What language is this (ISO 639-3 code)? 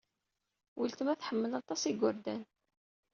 kab